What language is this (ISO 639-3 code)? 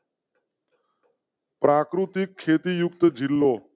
guj